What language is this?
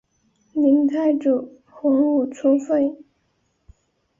Chinese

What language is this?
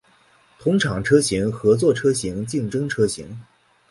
Chinese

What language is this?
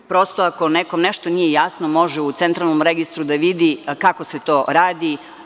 Serbian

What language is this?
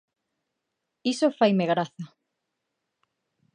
Galician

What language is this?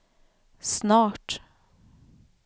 Swedish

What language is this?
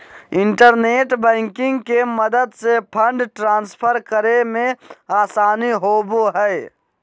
Magahi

